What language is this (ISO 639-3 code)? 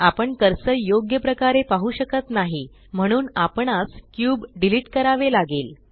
mar